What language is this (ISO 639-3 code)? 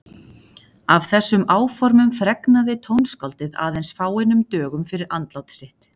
isl